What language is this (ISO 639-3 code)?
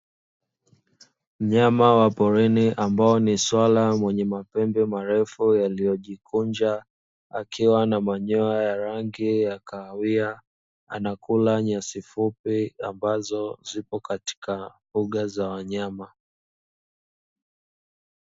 swa